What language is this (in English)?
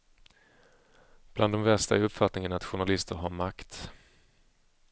Swedish